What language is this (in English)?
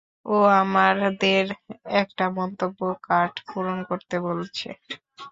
Bangla